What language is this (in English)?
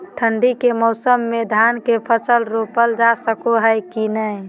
Magahi